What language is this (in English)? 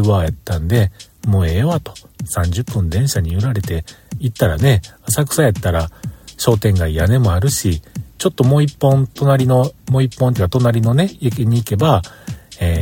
Japanese